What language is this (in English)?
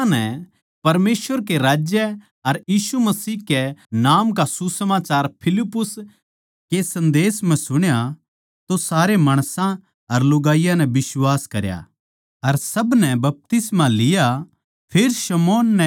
Haryanvi